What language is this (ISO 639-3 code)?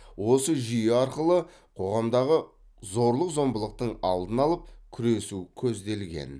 kaz